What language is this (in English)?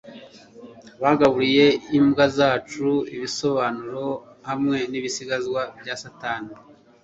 Kinyarwanda